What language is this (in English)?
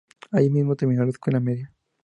Spanish